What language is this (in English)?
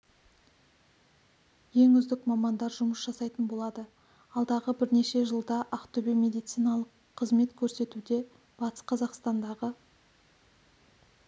Kazakh